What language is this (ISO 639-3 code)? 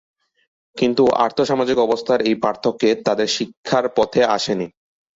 ben